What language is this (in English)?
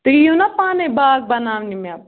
Kashmiri